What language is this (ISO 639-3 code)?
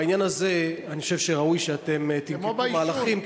heb